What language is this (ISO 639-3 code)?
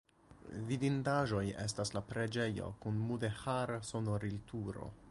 epo